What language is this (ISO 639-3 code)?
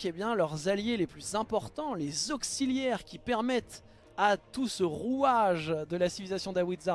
fra